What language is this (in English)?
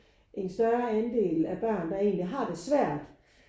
Danish